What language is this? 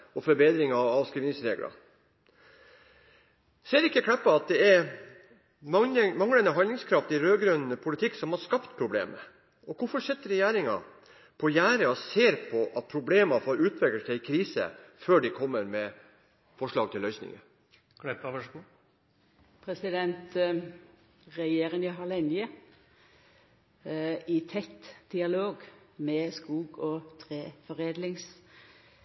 Norwegian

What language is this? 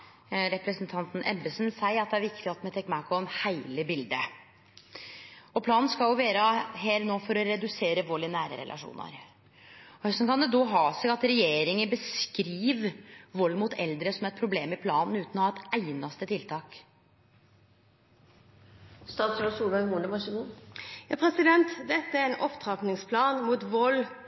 Norwegian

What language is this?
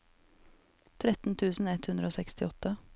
Norwegian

